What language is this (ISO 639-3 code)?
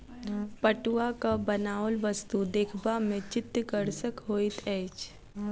mai